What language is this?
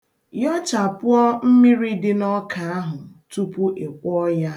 Igbo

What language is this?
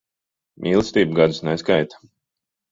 Latvian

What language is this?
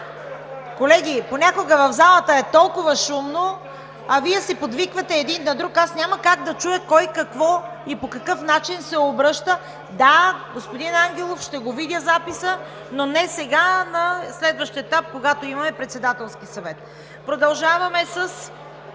Bulgarian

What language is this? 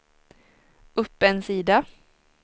Swedish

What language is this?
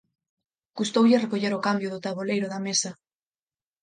Galician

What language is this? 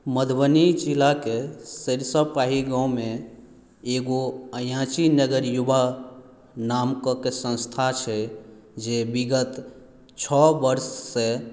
Maithili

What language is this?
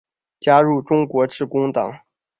Chinese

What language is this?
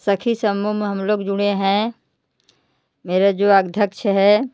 Hindi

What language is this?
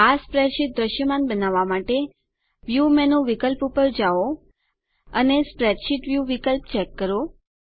Gujarati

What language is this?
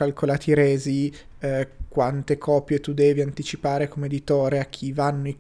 Italian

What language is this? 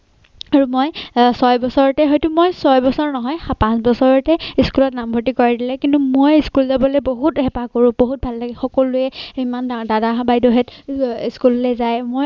Assamese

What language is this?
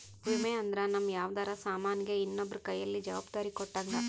Kannada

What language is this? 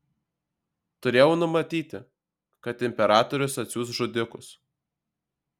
Lithuanian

